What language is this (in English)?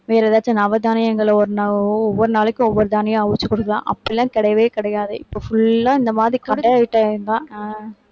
Tamil